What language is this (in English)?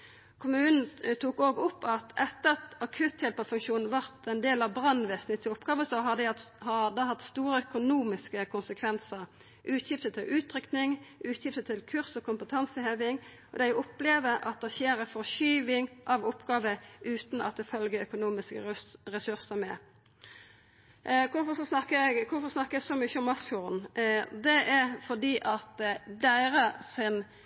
Norwegian Nynorsk